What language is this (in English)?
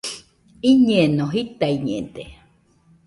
Nüpode Huitoto